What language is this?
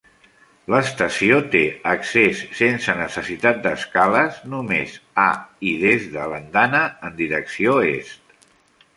Catalan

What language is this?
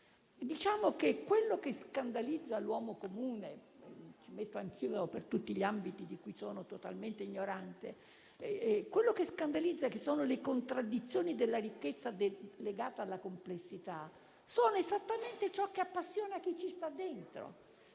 Italian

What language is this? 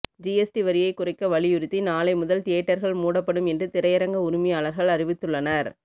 Tamil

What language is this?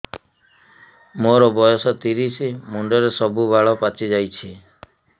Odia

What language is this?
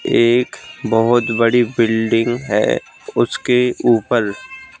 Hindi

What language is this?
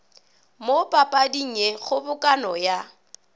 Northern Sotho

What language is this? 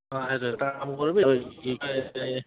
Assamese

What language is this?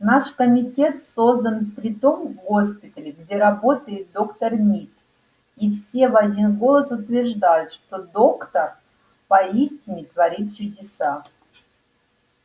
Russian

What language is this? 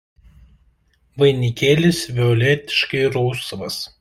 Lithuanian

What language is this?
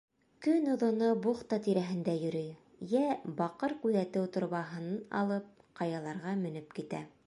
Bashkir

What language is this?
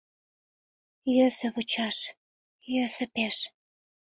Mari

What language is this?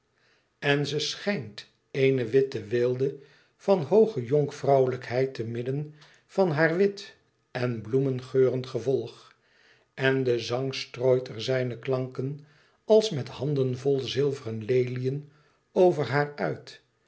Dutch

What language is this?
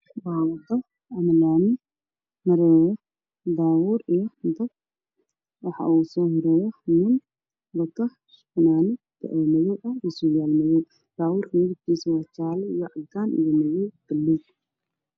Somali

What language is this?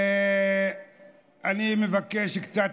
Hebrew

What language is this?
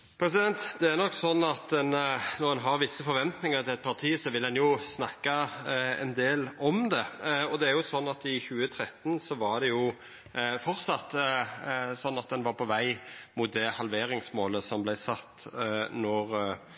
Norwegian Nynorsk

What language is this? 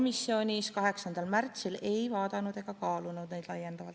Estonian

